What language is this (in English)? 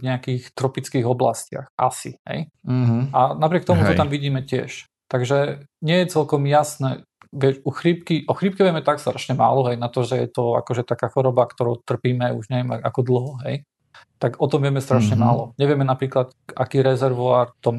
Slovak